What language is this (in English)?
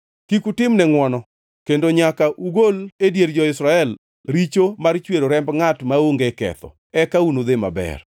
Luo (Kenya and Tanzania)